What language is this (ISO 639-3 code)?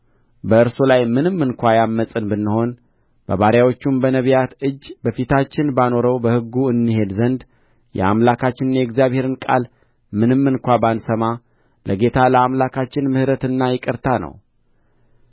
amh